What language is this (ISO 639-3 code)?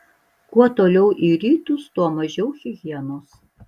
lit